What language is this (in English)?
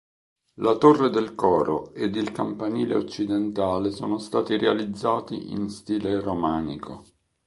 Italian